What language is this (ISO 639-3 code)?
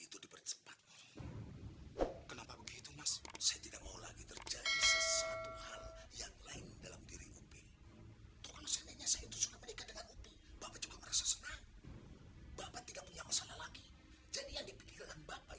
ind